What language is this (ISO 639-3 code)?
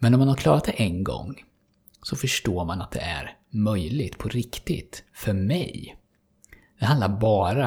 swe